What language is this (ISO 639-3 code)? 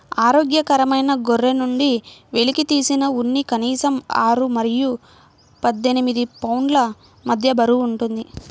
tel